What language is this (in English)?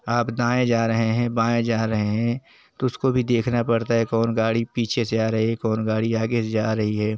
Hindi